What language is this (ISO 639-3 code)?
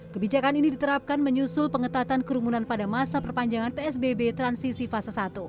ind